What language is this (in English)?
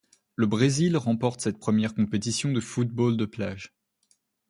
French